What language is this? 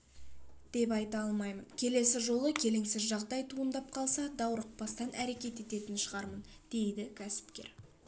Kazakh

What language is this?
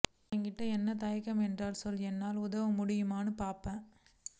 Tamil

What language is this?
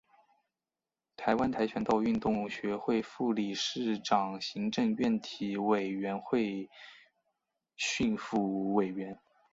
Chinese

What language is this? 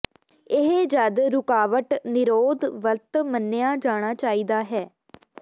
Punjabi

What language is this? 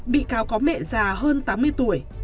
Vietnamese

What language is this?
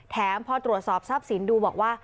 Thai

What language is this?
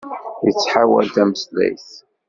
Kabyle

